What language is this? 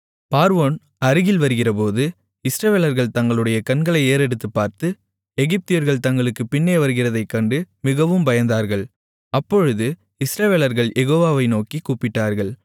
Tamil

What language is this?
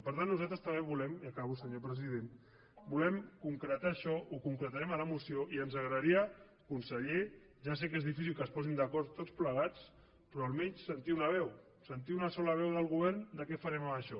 Catalan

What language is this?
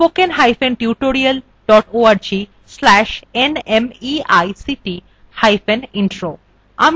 Bangla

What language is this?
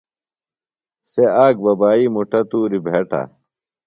Phalura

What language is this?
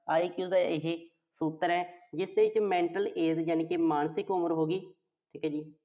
Punjabi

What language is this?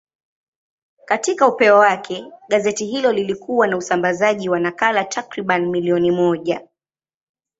Swahili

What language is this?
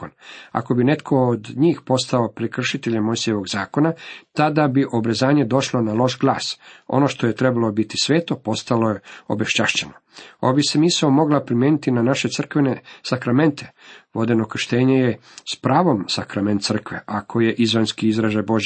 Croatian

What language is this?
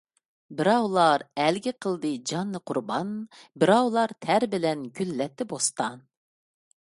Uyghur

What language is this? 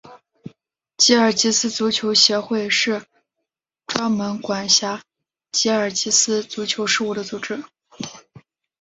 Chinese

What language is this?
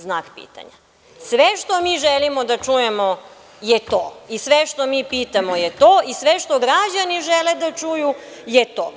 Serbian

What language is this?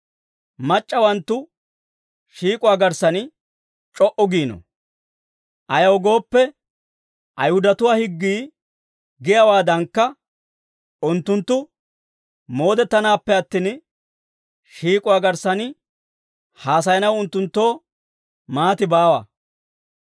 Dawro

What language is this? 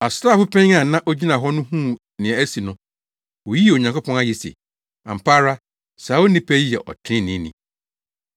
Akan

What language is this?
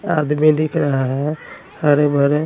Hindi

